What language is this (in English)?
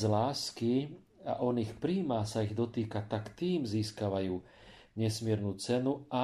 Slovak